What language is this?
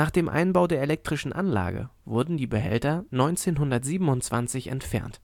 German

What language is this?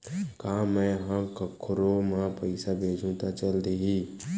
Chhattisgarhi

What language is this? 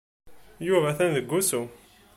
Kabyle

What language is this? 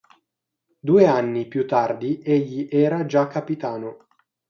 Italian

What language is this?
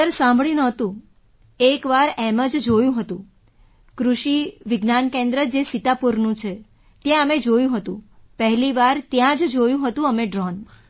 Gujarati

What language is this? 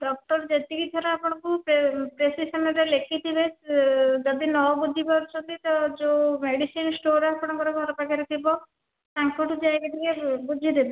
Odia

